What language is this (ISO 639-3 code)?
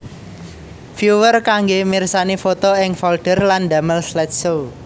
jav